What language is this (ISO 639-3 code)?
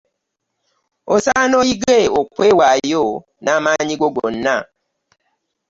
lug